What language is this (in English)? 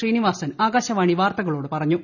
Malayalam